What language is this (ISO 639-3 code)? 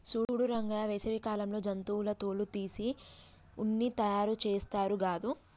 tel